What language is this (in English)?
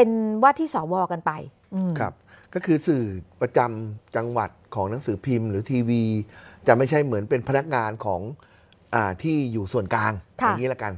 Thai